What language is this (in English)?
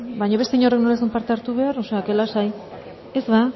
Basque